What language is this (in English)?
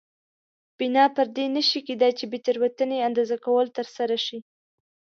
Pashto